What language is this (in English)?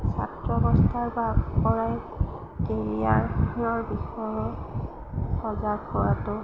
Assamese